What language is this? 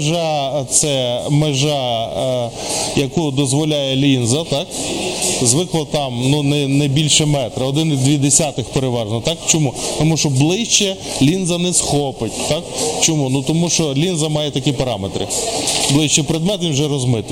Ukrainian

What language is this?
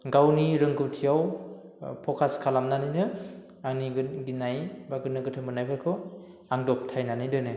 Bodo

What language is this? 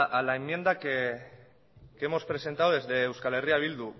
Spanish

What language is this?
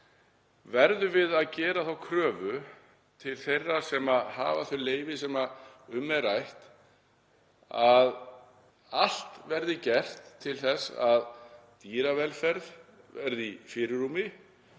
Icelandic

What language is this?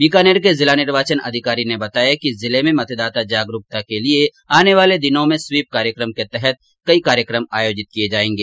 Hindi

